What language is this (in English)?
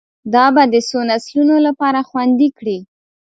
Pashto